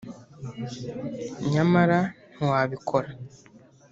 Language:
Kinyarwanda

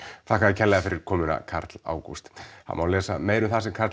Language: Icelandic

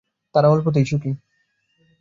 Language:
Bangla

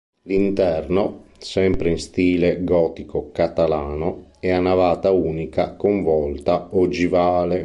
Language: Italian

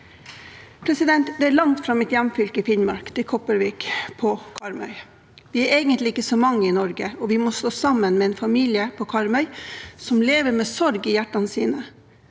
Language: Norwegian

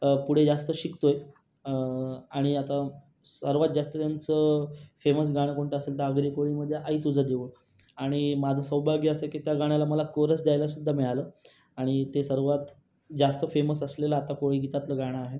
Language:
Marathi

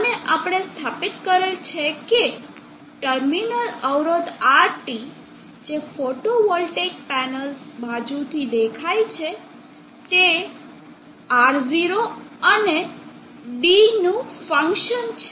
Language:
Gujarati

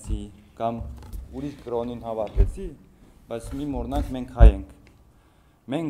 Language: Turkish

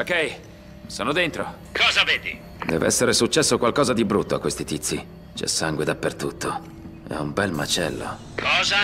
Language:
Italian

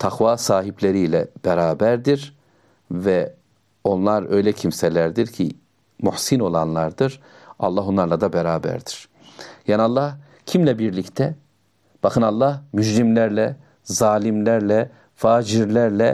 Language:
Turkish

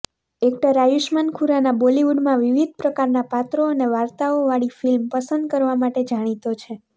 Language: Gujarati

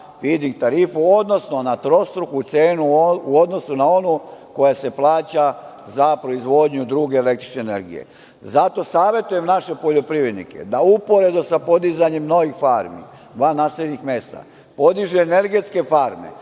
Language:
Serbian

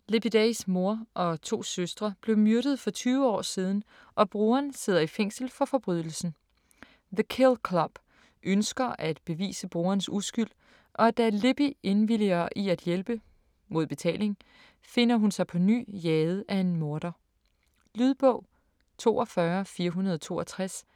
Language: Danish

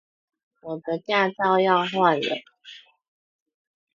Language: Chinese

